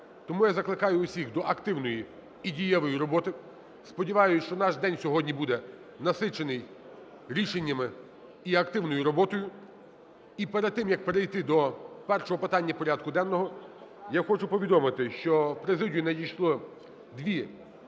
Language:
Ukrainian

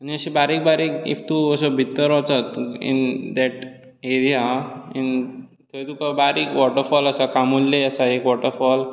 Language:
Konkani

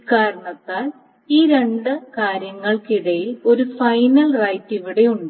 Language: Malayalam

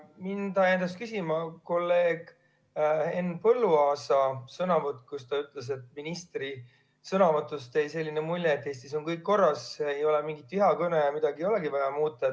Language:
Estonian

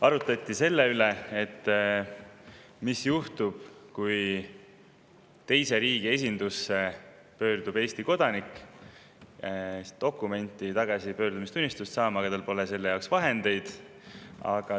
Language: Estonian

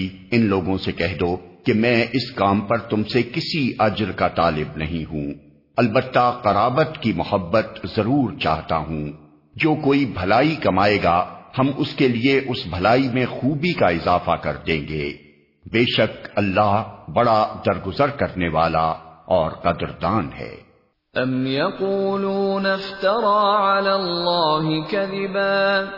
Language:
Urdu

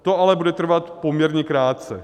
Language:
Czech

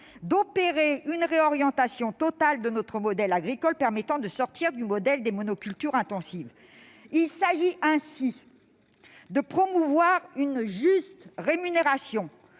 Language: French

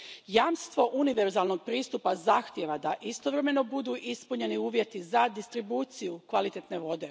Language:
Croatian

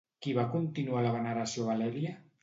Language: Catalan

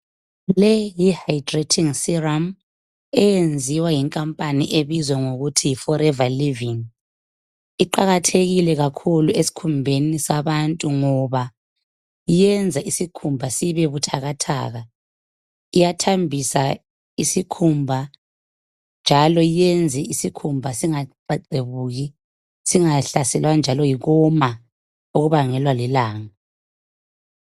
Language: North Ndebele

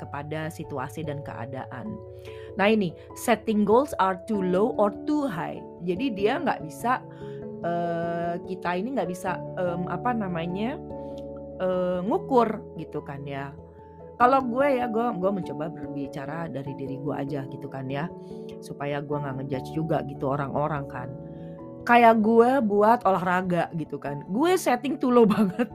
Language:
Indonesian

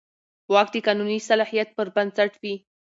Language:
Pashto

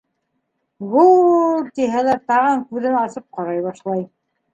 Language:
Bashkir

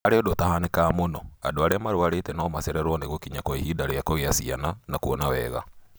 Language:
Kikuyu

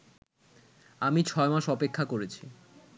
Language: Bangla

